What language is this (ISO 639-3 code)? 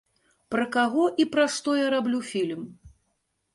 bel